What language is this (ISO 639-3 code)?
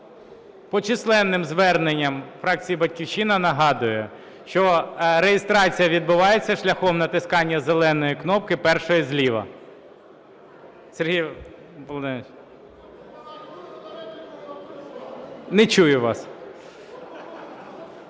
ukr